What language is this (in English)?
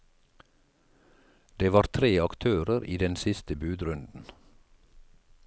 Norwegian